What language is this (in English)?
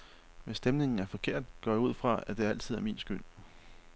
Danish